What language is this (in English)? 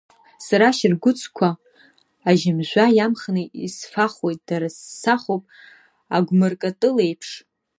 Abkhazian